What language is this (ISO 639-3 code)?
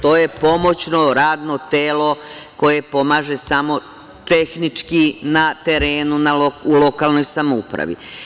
srp